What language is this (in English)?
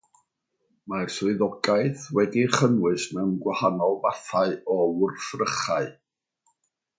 Welsh